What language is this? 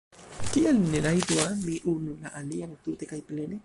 Esperanto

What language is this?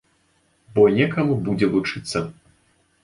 Belarusian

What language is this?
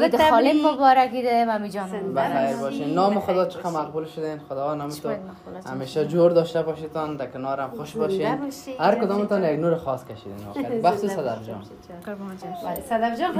Persian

